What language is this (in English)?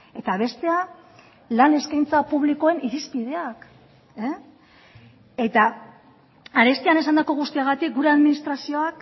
Basque